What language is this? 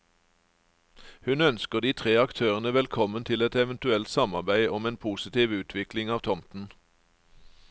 Norwegian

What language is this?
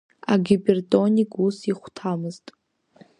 Abkhazian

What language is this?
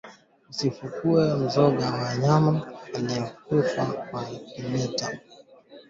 Swahili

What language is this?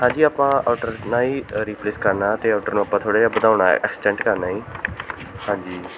Punjabi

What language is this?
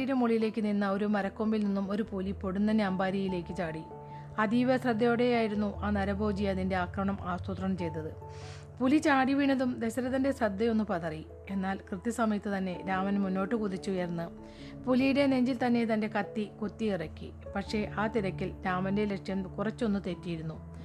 Malayalam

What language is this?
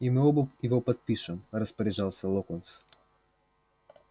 Russian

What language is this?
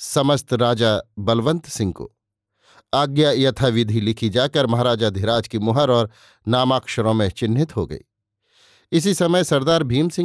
Hindi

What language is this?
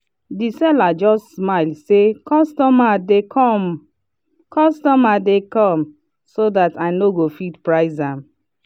Nigerian Pidgin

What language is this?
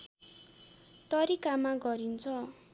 Nepali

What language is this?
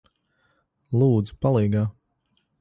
Latvian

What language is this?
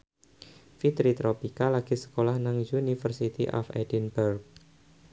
Javanese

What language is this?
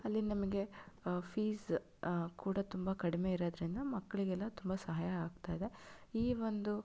Kannada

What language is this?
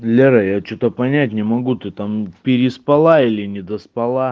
Russian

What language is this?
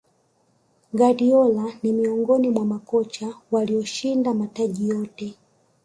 Swahili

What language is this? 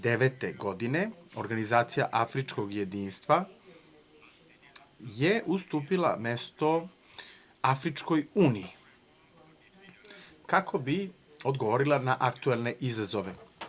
Serbian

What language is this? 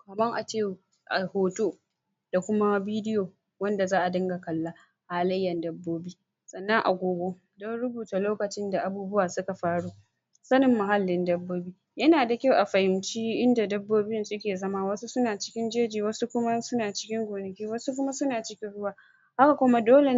Hausa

